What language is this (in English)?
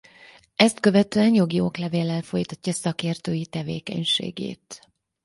Hungarian